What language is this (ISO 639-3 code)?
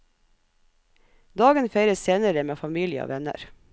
nor